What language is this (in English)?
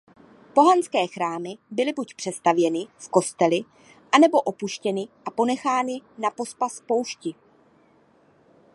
Czech